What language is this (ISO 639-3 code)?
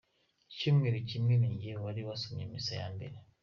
kin